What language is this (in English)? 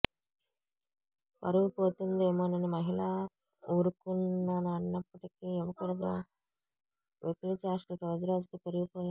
Telugu